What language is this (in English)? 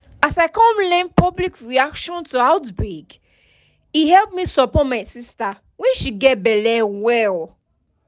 Nigerian Pidgin